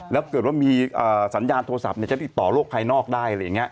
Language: Thai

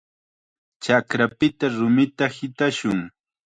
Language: Chiquián Ancash Quechua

